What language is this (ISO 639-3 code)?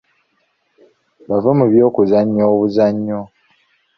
lug